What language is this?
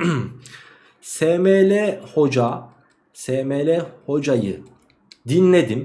Turkish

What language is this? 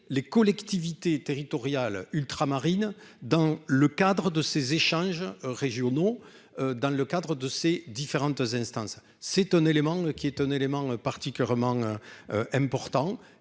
French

